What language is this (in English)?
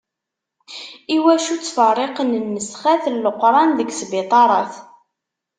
Kabyle